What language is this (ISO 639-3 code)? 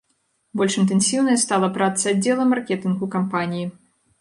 bel